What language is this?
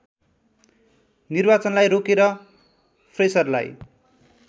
Nepali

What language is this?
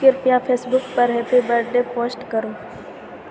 Maithili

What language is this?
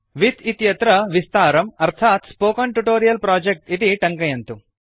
Sanskrit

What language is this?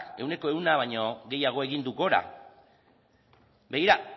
Basque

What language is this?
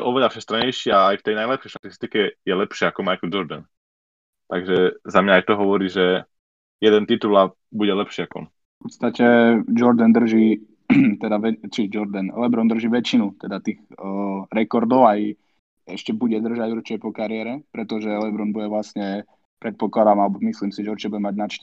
Slovak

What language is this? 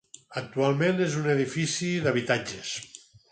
Catalan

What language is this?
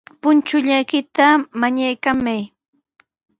Sihuas Ancash Quechua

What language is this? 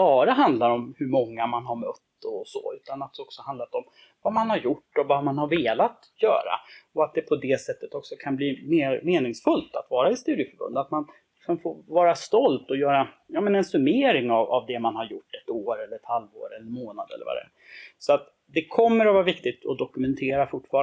Swedish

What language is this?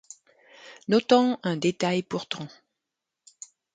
French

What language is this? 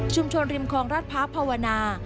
Thai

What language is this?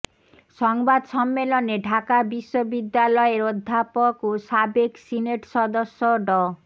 Bangla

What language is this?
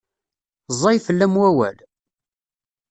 Kabyle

